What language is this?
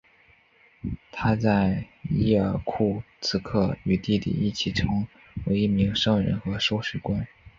Chinese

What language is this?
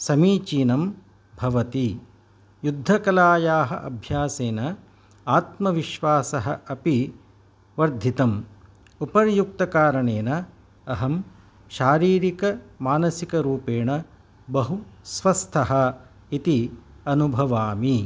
Sanskrit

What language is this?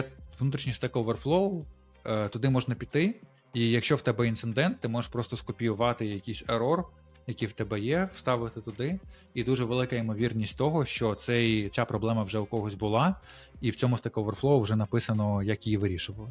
Ukrainian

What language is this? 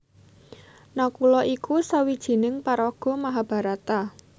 Javanese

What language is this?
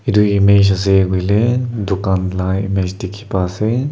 Naga Pidgin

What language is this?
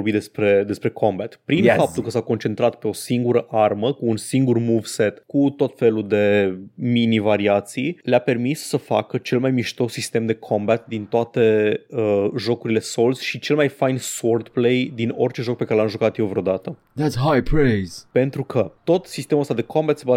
Romanian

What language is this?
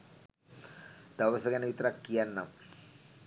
Sinhala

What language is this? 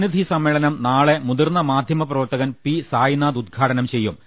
Malayalam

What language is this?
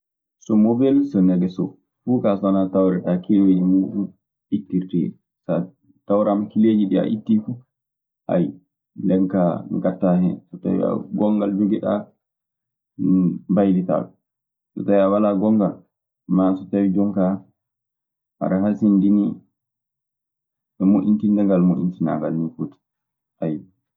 Maasina Fulfulde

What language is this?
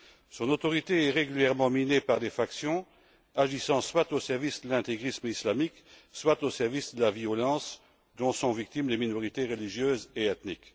French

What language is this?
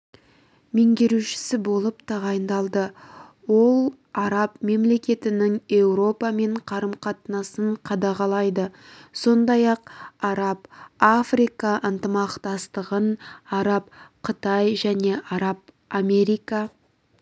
Kazakh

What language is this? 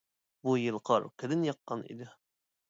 Uyghur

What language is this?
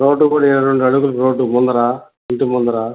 Telugu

